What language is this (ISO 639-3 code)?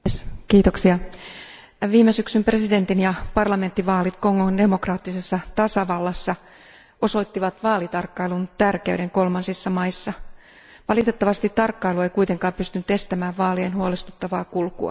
fin